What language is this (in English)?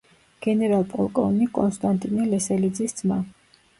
Georgian